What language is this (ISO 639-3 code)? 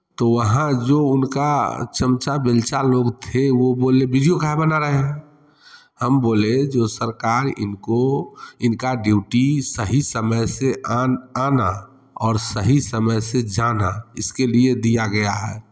hin